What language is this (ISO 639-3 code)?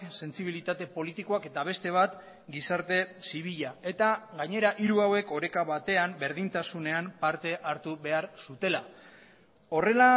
eus